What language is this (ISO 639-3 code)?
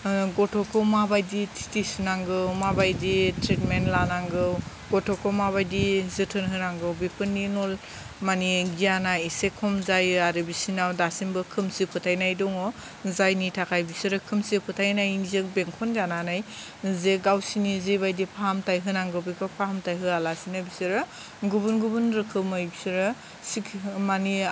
brx